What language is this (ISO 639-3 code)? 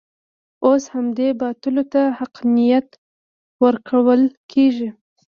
pus